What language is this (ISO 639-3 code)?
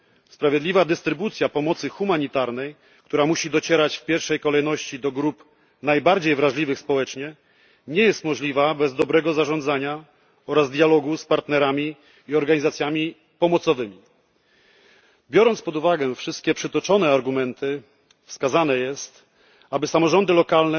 pol